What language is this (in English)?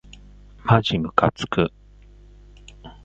Japanese